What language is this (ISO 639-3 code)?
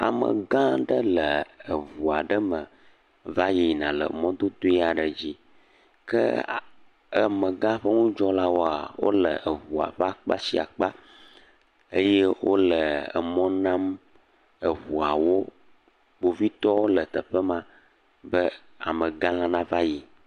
ewe